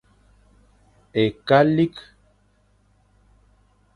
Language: Fang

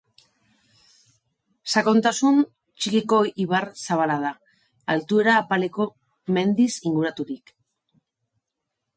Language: Basque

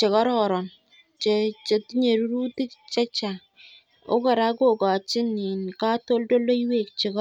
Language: Kalenjin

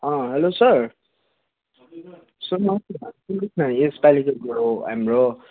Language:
Nepali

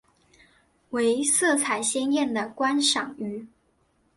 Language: Chinese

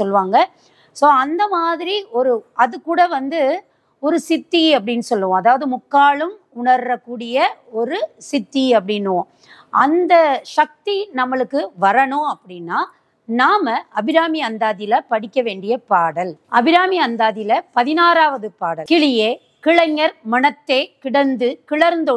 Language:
Romanian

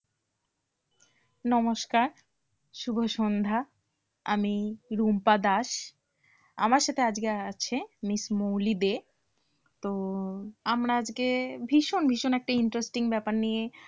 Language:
Bangla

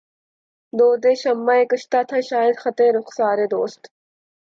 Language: Urdu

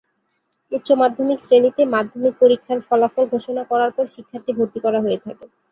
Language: Bangla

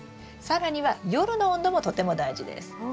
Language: Japanese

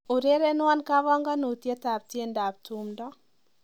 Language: Kalenjin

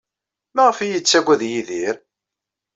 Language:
Kabyle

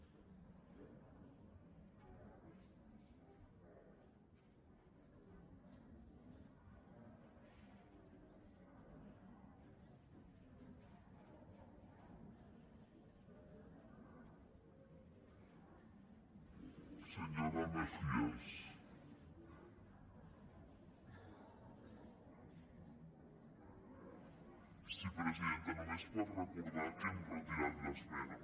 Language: Catalan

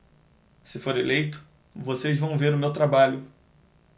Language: Portuguese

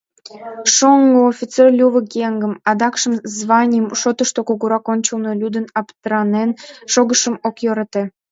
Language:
Mari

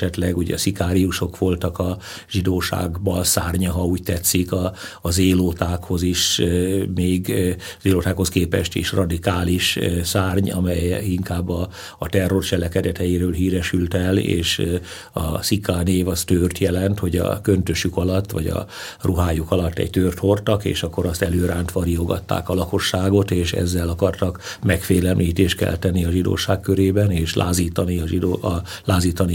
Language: Hungarian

